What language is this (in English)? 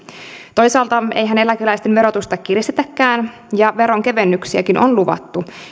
Finnish